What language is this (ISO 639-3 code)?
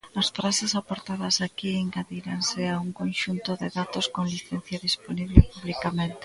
glg